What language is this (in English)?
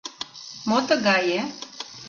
Mari